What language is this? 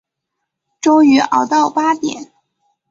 Chinese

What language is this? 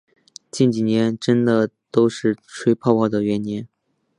Chinese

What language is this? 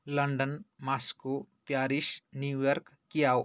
Sanskrit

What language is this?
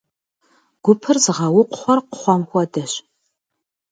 Kabardian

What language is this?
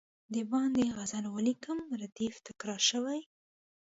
Pashto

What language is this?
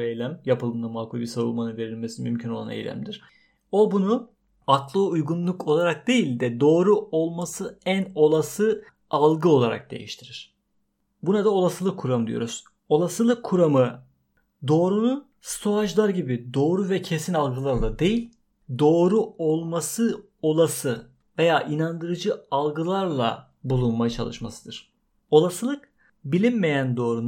Turkish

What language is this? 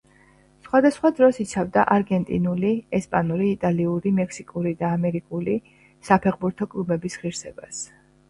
Georgian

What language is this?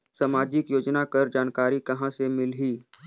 Chhattisgarhi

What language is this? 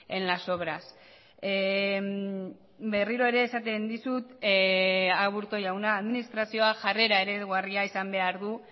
Basque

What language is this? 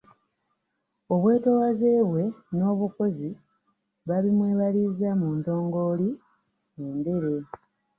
Ganda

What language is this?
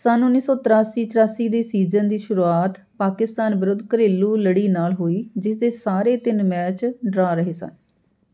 Punjabi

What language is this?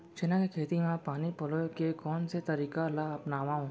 Chhattisgarhi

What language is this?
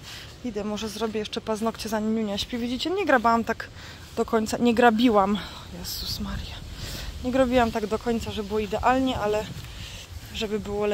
Polish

